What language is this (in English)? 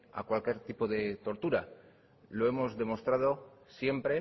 Spanish